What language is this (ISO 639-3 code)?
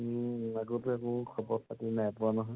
asm